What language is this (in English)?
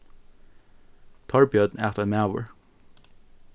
Faroese